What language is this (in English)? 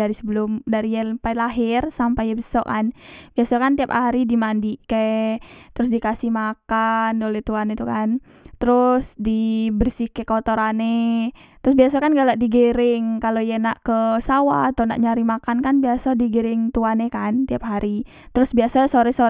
Musi